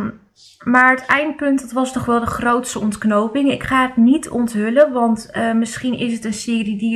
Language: Dutch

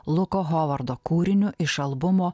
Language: Lithuanian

